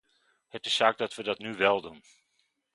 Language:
Dutch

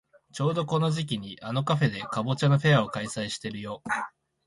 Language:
Japanese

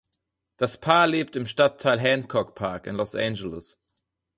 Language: German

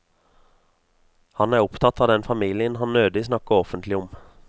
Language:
Norwegian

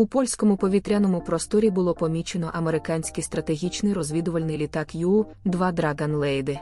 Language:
Ukrainian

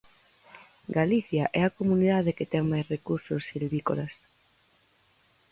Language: Galician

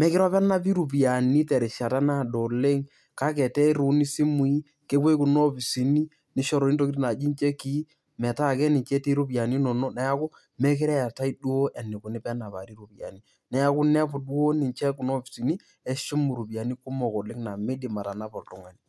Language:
Masai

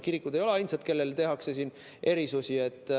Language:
Estonian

